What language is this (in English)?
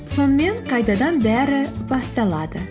Kazakh